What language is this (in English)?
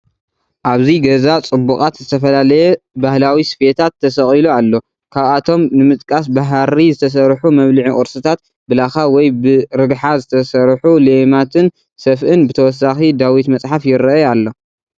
Tigrinya